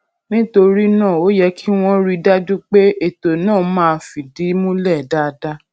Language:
Yoruba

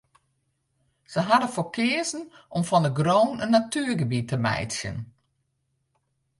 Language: Western Frisian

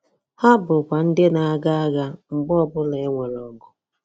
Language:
Igbo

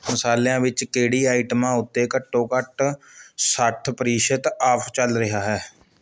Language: Punjabi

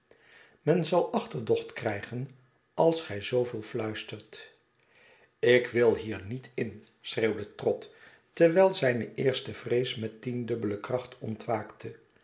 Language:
Dutch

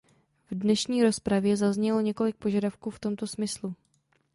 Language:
Czech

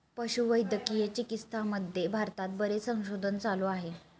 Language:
Marathi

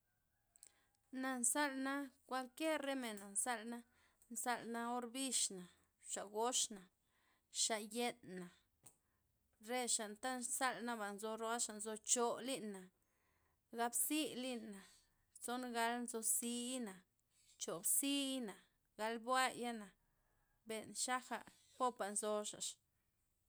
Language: Loxicha Zapotec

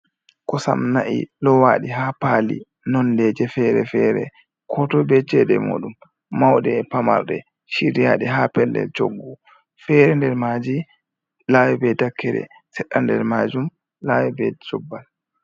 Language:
Fula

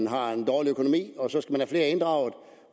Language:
Danish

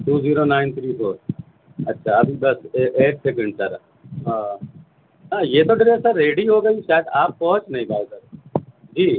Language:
Urdu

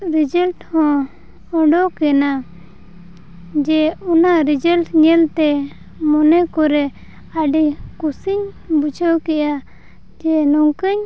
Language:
Santali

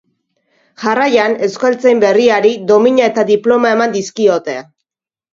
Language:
Basque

